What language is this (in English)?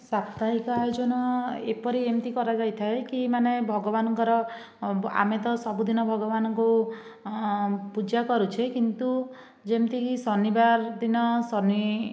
Odia